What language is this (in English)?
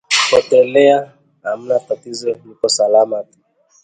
Swahili